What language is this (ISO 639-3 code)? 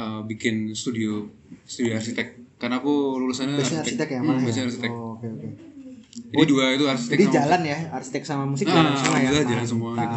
ind